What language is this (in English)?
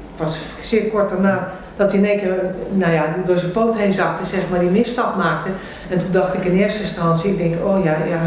Dutch